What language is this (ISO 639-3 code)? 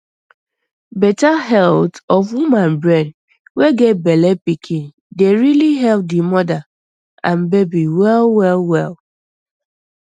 pcm